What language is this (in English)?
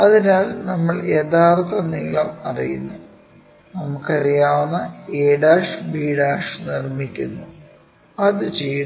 Malayalam